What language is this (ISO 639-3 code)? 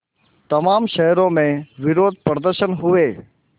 hin